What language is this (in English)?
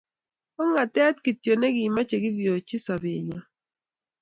Kalenjin